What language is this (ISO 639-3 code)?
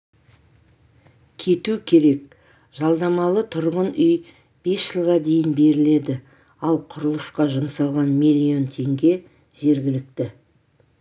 kaz